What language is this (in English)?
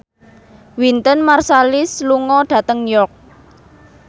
Javanese